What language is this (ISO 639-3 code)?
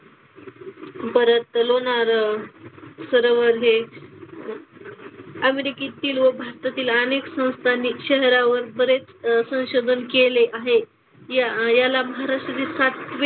mar